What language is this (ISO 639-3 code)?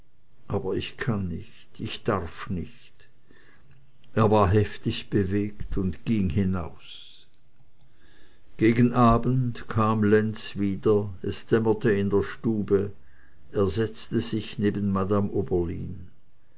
deu